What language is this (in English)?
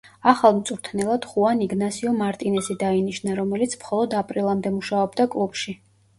Georgian